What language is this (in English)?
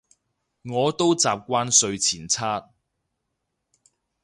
Cantonese